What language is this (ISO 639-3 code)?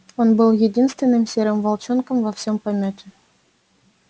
rus